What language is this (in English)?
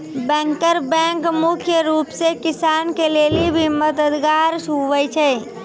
Maithili